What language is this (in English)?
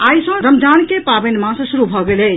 Maithili